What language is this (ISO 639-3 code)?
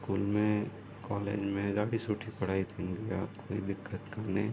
snd